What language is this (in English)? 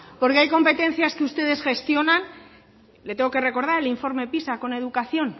Spanish